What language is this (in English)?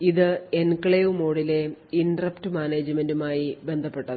Malayalam